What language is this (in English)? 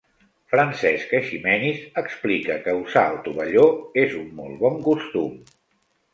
Catalan